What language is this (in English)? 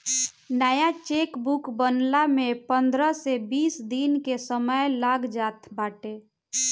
Bhojpuri